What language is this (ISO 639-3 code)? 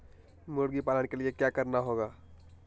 mag